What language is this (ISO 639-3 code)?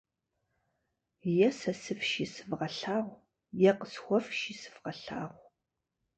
kbd